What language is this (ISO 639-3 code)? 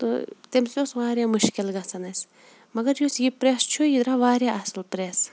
kas